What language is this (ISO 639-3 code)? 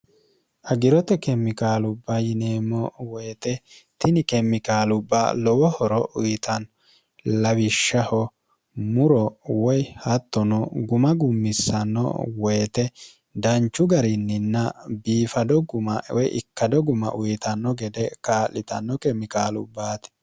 sid